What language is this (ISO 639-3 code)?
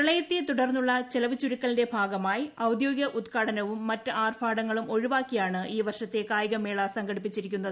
mal